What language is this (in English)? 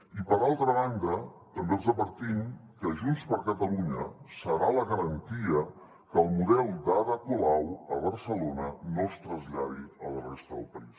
Catalan